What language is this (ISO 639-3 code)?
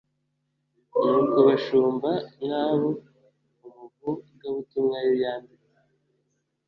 kin